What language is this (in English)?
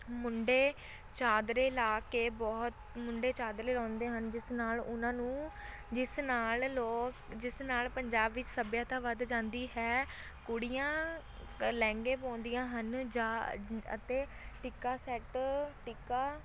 Punjabi